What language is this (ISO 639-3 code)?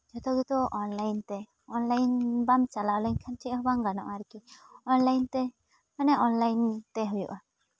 sat